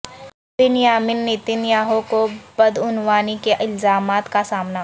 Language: Urdu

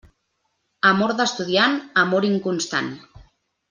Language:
Catalan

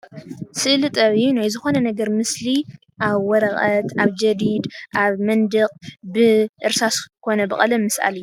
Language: Tigrinya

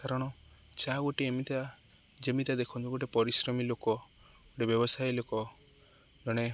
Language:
Odia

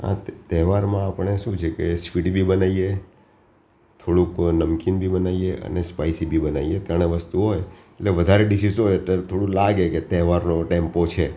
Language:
Gujarati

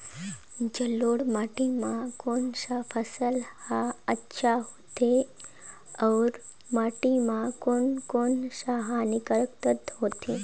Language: Chhattisgarhi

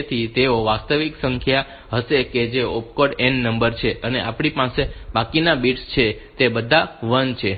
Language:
Gujarati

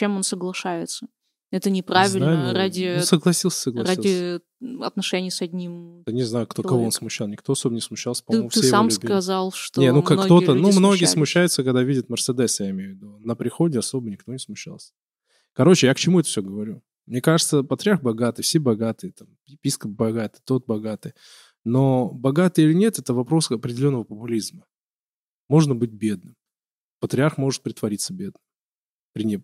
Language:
Russian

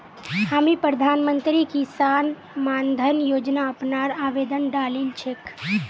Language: Magahi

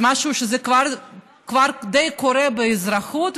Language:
Hebrew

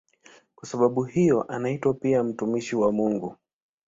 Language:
Swahili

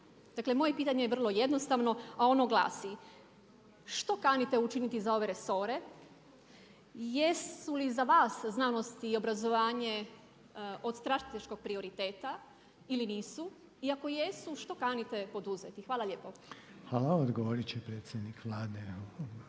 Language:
Croatian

